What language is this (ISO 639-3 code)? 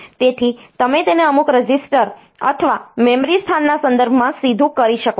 guj